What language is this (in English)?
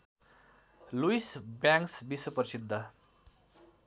Nepali